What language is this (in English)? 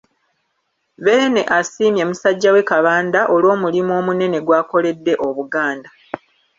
Ganda